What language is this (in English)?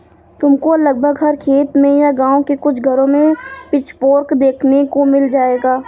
Hindi